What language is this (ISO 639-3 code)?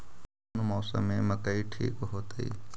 mag